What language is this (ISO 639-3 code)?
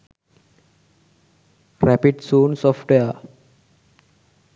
sin